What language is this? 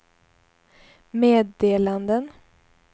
Swedish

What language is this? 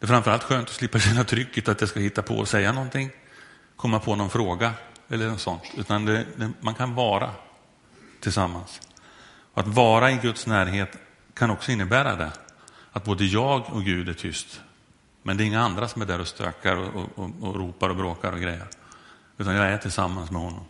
Swedish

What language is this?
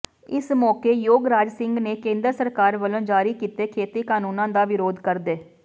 Punjabi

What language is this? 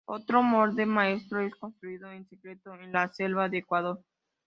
Spanish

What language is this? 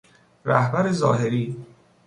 Persian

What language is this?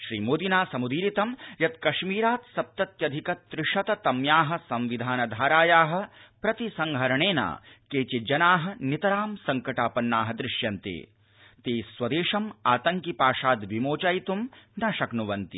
Sanskrit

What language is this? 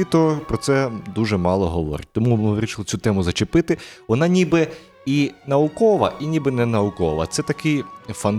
Ukrainian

